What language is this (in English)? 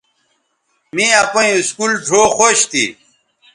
Bateri